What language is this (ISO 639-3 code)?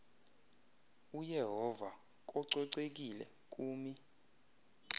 xho